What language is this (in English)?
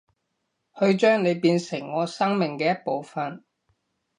Cantonese